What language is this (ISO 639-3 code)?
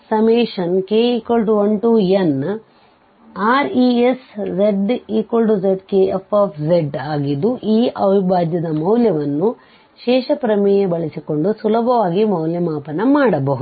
kan